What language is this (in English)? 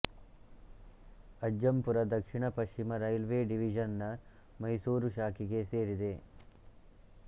Kannada